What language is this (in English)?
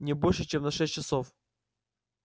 Russian